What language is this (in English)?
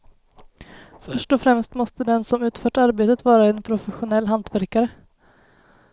Swedish